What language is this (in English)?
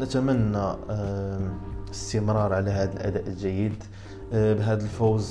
Arabic